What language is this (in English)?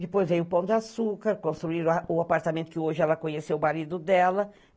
Portuguese